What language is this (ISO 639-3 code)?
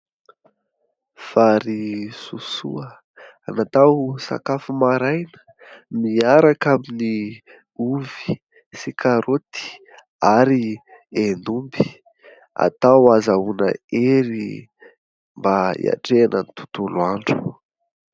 mlg